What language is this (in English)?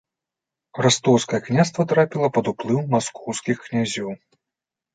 Belarusian